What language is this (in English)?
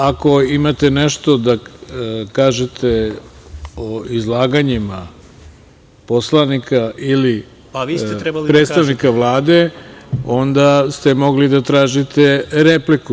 Serbian